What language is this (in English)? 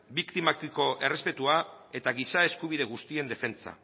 Basque